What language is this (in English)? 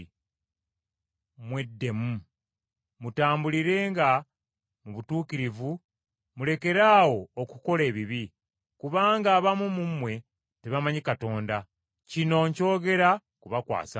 Ganda